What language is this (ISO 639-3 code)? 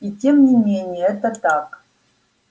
rus